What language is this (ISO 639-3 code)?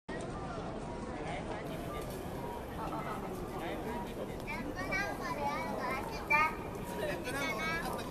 jpn